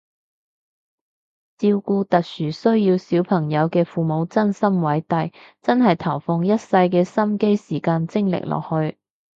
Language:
Cantonese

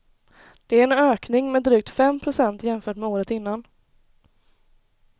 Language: Swedish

